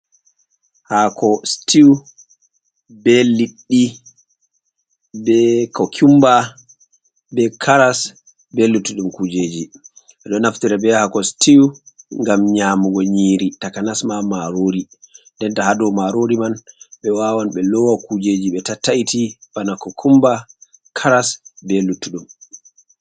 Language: Fula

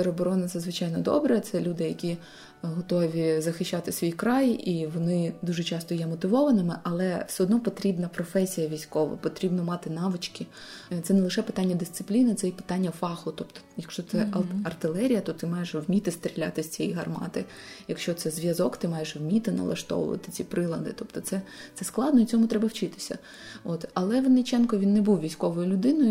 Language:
Ukrainian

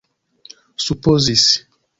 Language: Esperanto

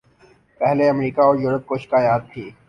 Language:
Urdu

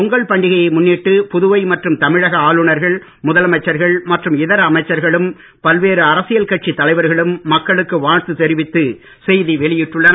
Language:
Tamil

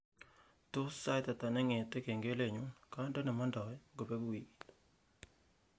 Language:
Kalenjin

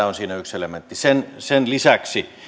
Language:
Finnish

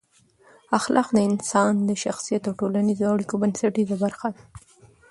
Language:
Pashto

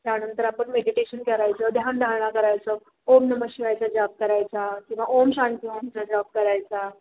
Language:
Marathi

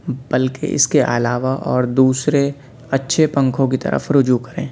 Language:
Urdu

